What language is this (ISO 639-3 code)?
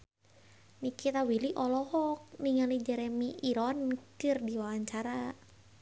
sun